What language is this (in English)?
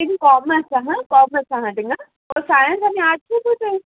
Konkani